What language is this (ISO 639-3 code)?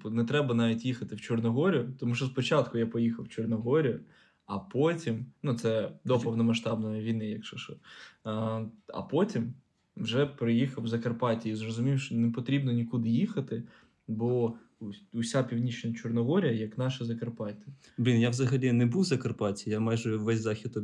ukr